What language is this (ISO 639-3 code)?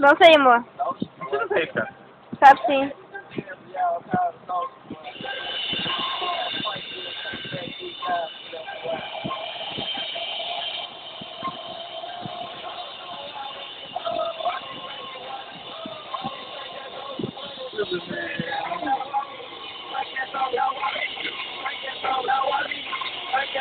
vie